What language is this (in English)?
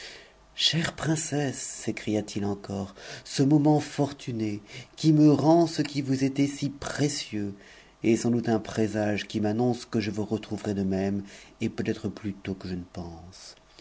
French